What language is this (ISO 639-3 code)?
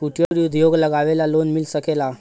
bho